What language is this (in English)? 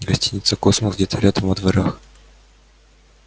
Russian